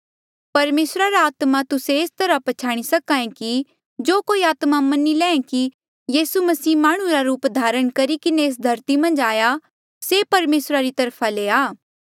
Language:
Mandeali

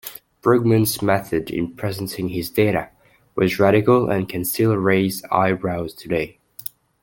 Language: English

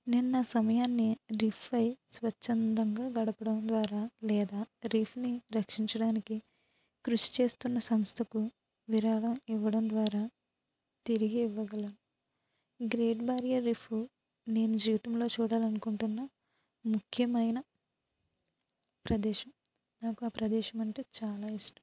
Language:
Telugu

